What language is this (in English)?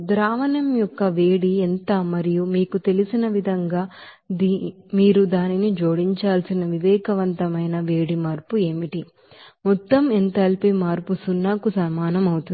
Telugu